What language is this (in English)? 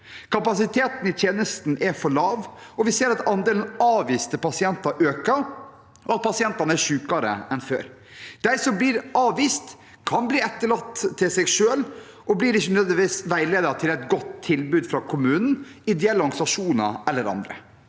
Norwegian